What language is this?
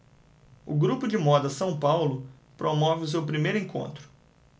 Portuguese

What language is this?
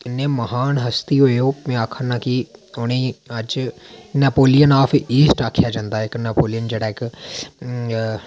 Dogri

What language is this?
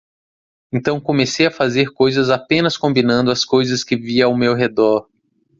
Portuguese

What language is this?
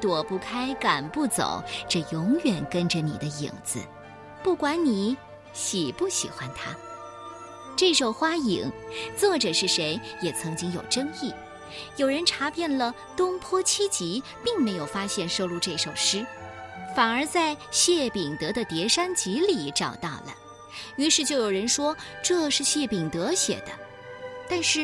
Chinese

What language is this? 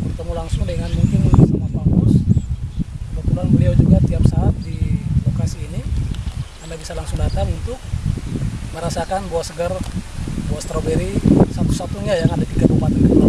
Indonesian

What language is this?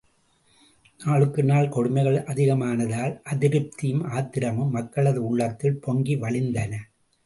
Tamil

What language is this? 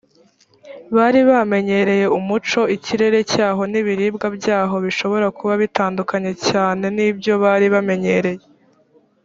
Kinyarwanda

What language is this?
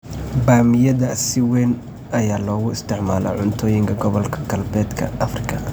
Somali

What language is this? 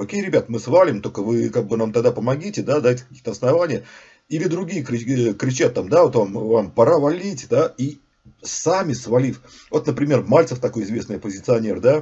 Russian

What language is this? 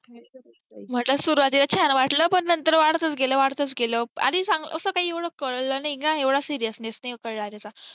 Marathi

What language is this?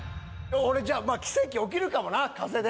Japanese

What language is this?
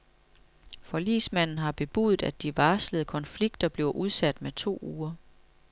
Danish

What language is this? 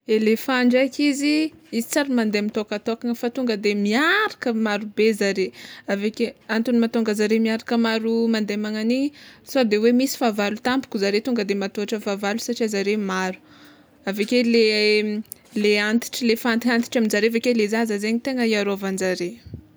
Tsimihety Malagasy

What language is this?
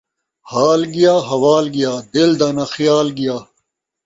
Saraiki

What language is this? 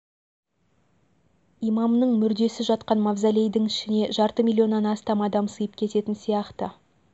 Kazakh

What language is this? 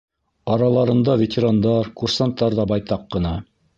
Bashkir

